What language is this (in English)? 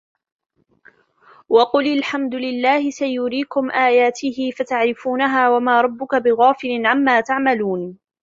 Arabic